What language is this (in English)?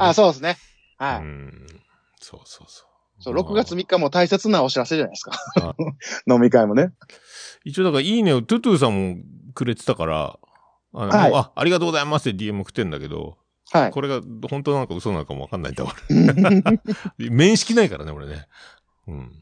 Japanese